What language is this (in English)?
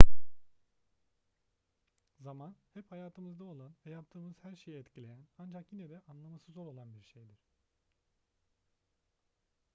Turkish